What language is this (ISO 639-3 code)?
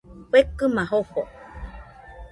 hux